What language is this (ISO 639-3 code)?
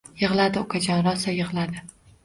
uzb